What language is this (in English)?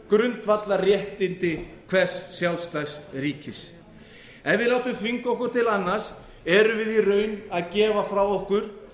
Icelandic